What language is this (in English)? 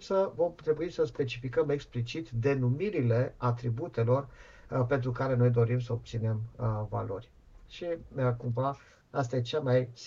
Romanian